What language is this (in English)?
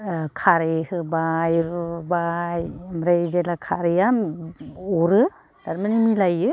Bodo